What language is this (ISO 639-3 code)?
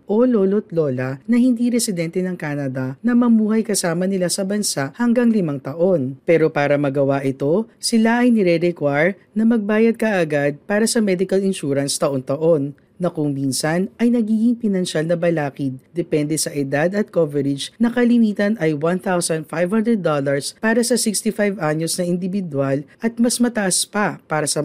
fil